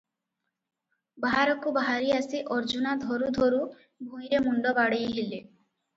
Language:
Odia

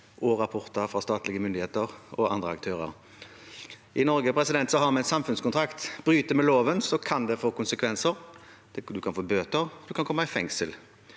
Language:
Norwegian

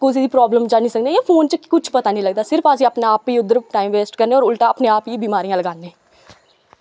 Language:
Dogri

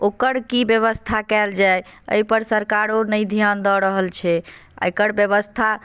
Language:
Maithili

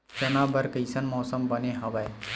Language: Chhattisgarhi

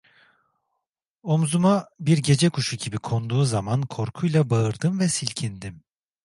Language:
Turkish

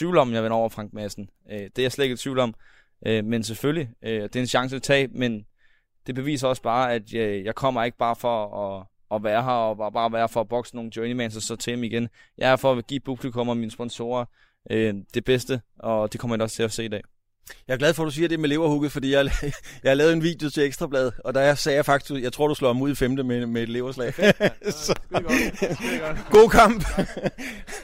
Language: Danish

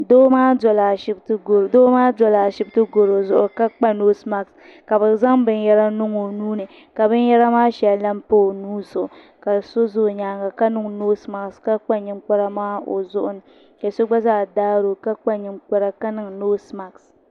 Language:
Dagbani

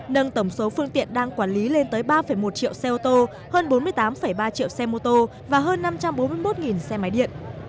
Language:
Vietnamese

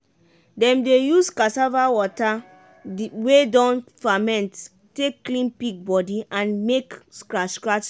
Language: Nigerian Pidgin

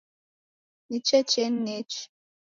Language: Taita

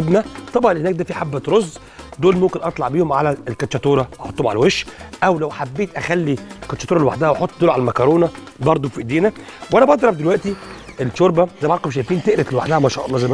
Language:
Arabic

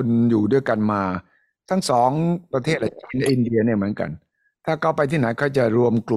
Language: Thai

